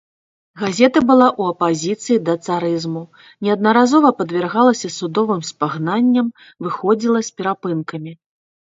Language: Belarusian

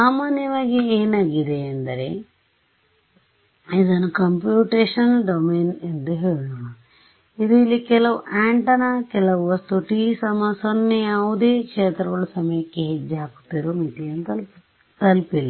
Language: Kannada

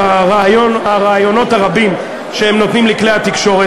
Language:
Hebrew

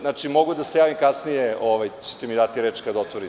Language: Serbian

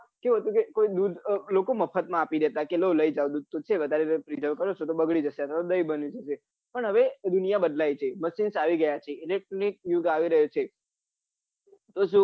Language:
Gujarati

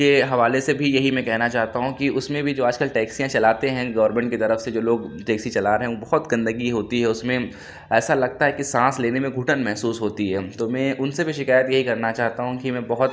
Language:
Urdu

